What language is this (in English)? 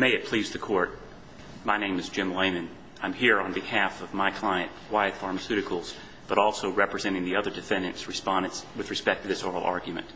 English